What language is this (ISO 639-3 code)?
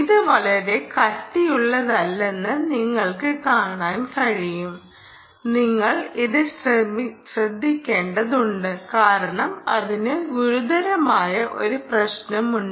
mal